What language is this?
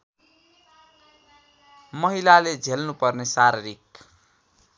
Nepali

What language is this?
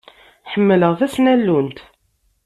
Kabyle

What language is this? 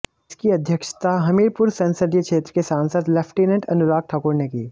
Hindi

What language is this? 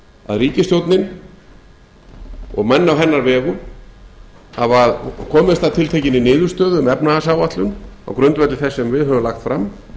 Icelandic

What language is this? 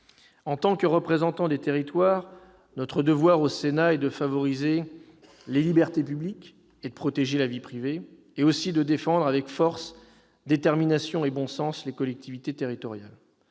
French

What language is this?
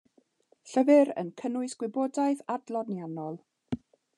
Welsh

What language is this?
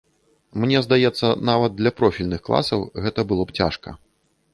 Belarusian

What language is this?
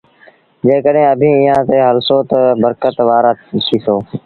Sindhi Bhil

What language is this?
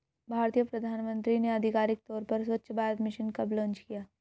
Hindi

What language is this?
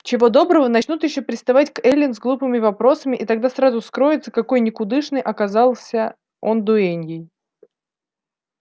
Russian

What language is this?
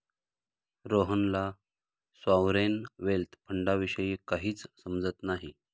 Marathi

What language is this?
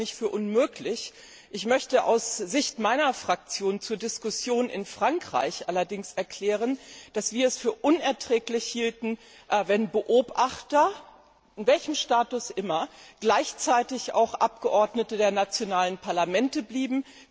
German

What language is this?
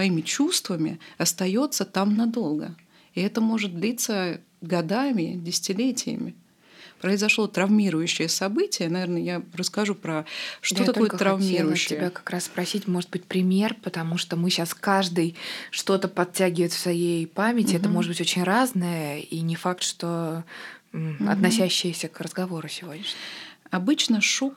Russian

